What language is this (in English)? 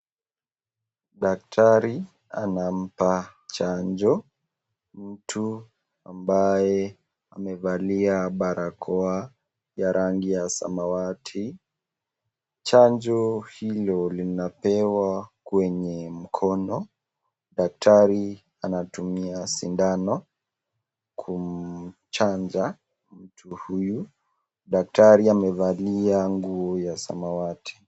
Swahili